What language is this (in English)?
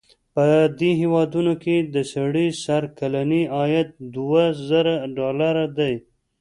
Pashto